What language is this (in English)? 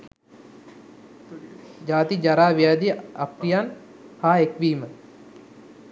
Sinhala